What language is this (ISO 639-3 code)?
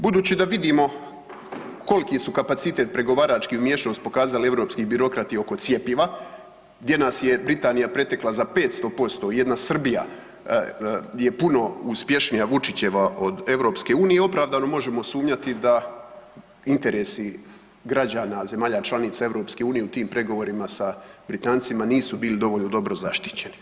hrv